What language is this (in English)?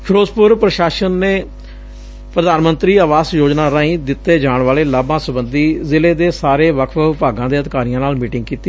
Punjabi